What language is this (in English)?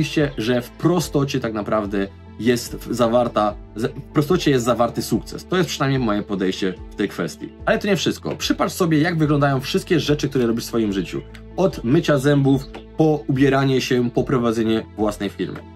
Polish